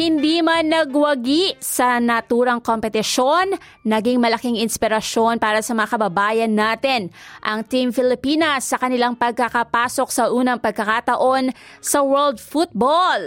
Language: Filipino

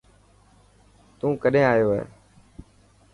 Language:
Dhatki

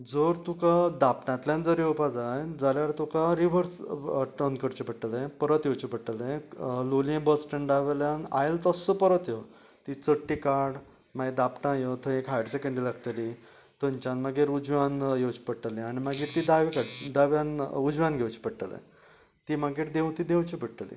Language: Konkani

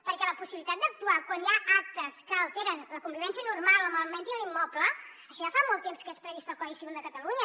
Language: Catalan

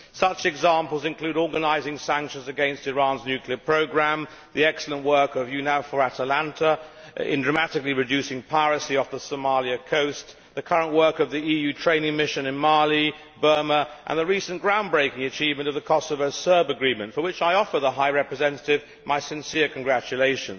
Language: English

